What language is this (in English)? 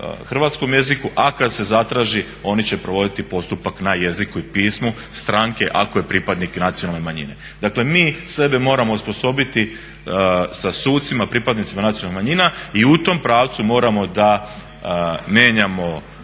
Croatian